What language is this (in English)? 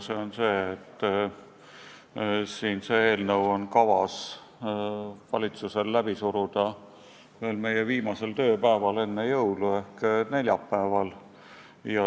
Estonian